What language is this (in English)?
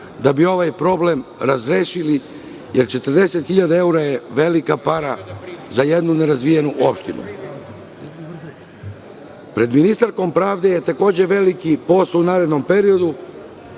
Serbian